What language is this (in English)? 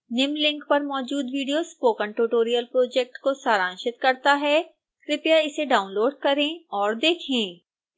Hindi